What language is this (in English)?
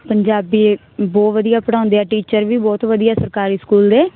Punjabi